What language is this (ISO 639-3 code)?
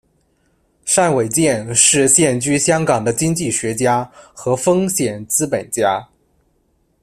zho